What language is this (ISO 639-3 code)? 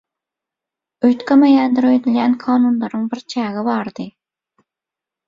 tuk